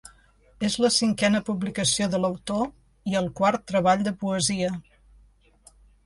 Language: Catalan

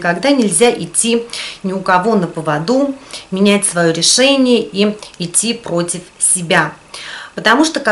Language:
Russian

